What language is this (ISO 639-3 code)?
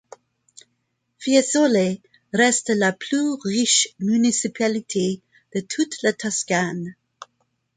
fra